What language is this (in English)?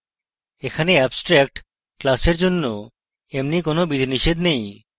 Bangla